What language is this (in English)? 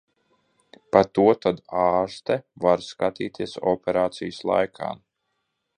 Latvian